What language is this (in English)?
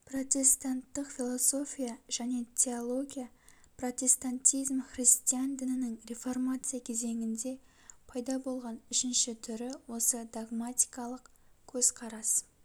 Kazakh